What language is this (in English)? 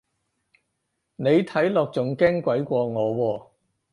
Cantonese